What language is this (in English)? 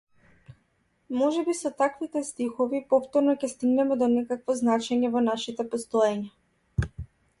Macedonian